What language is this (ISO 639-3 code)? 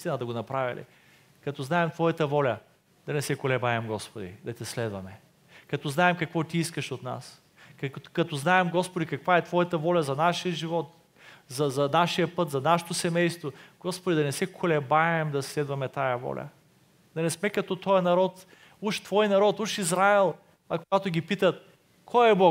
bul